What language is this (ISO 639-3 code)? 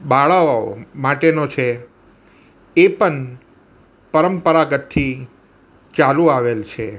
guj